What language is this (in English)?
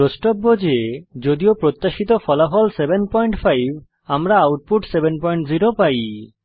Bangla